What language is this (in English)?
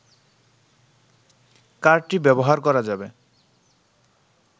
Bangla